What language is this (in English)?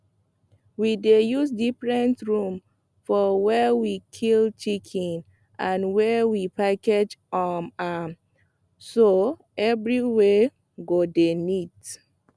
Nigerian Pidgin